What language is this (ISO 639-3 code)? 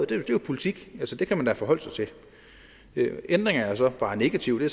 dan